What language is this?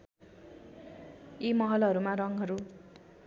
Nepali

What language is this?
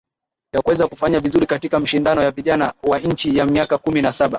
Swahili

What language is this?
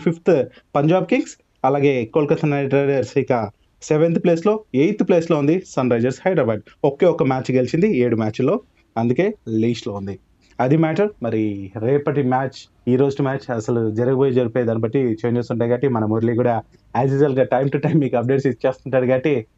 Telugu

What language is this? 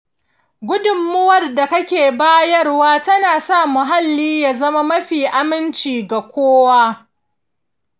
Hausa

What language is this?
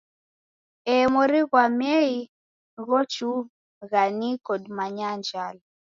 Taita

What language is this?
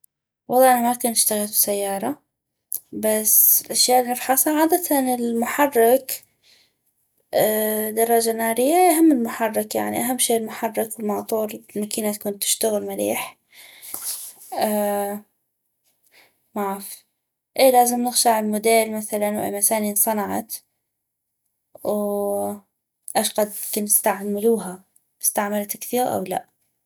North Mesopotamian Arabic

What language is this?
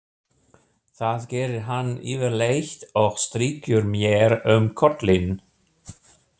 Icelandic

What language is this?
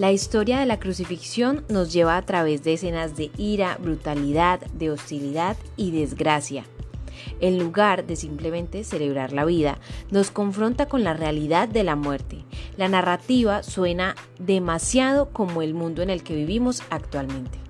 Spanish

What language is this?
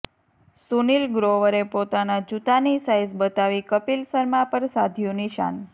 Gujarati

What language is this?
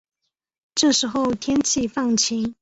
Chinese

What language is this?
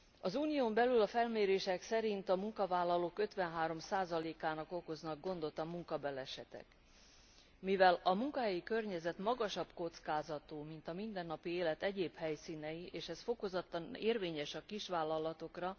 Hungarian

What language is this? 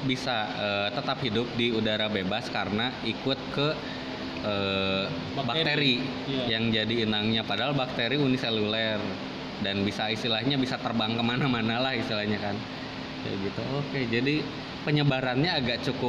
Indonesian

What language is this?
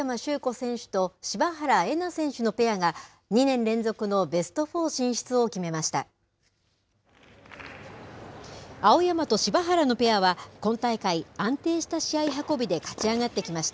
Japanese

